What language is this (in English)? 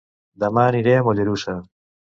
Catalan